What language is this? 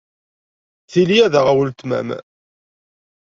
Kabyle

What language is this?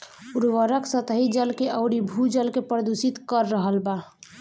Bhojpuri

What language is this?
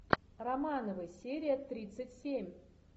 Russian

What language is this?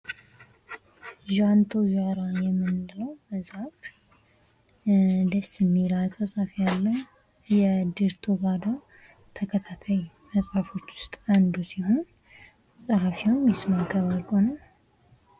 Amharic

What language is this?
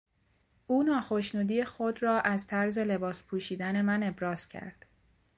Persian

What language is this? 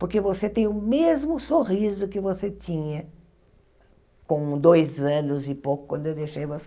Portuguese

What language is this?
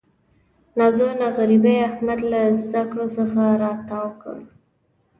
Pashto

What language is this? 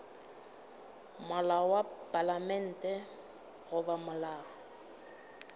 Northern Sotho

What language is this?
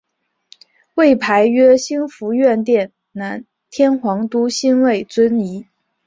Chinese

